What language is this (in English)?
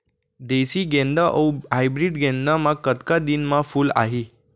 Chhattisgarhi